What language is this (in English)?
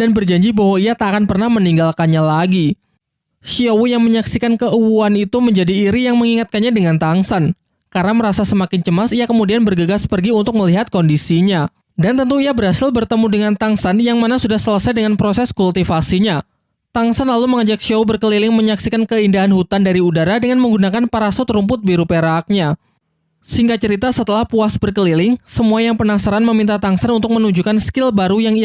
Indonesian